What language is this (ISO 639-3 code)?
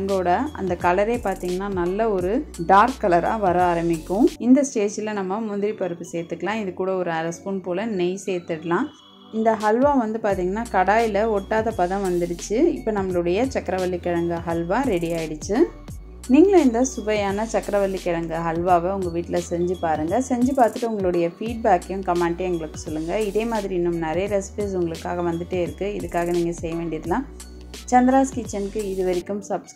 tam